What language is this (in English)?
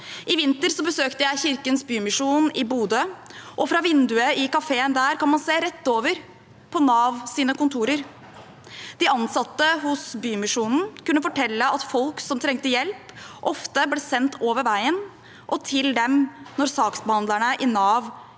Norwegian